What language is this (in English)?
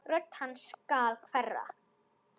Icelandic